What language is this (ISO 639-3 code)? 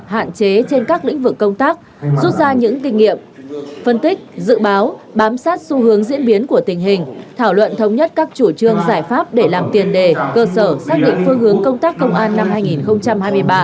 vie